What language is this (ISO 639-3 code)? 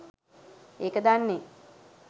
sin